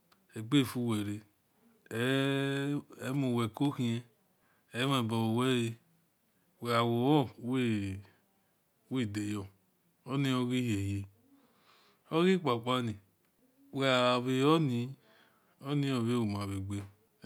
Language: Esan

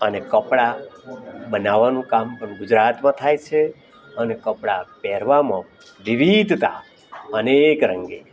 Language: Gujarati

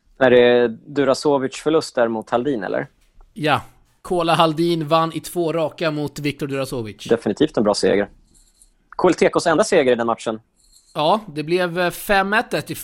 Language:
Swedish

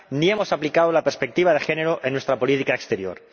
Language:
Spanish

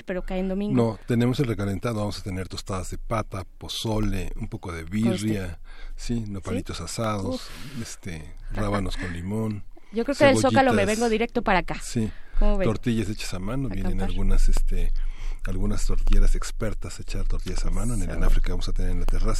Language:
Spanish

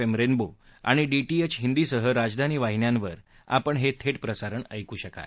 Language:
Marathi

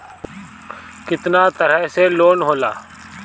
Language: Bhojpuri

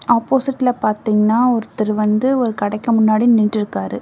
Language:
Tamil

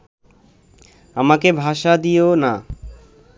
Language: Bangla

